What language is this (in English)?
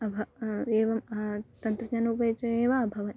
Sanskrit